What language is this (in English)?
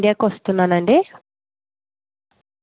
Telugu